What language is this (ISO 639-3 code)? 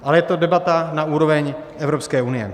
ces